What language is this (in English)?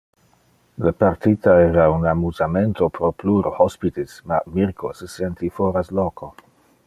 Interlingua